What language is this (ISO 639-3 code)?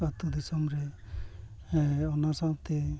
sat